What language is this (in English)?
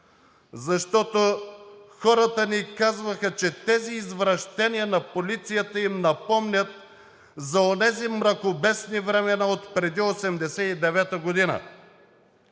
Bulgarian